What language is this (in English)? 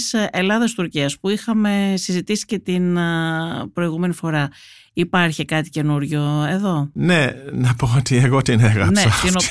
Greek